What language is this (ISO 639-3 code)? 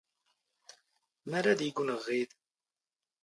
zgh